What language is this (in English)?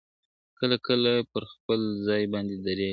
Pashto